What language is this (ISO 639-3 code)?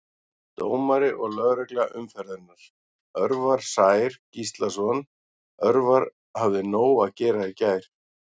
isl